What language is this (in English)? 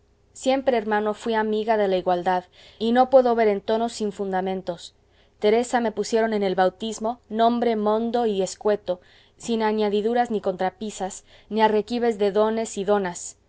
Spanish